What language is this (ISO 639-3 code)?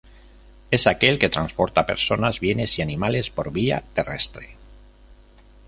spa